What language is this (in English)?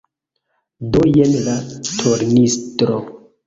Esperanto